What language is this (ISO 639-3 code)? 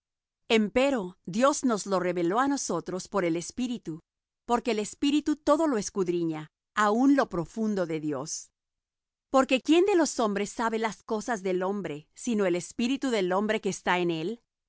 spa